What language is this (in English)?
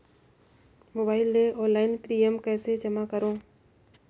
Chhattisgarhi